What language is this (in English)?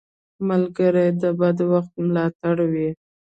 Pashto